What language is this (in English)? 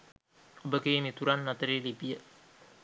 Sinhala